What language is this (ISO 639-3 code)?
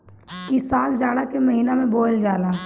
bho